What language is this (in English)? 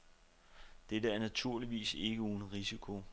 Danish